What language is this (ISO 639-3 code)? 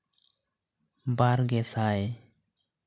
sat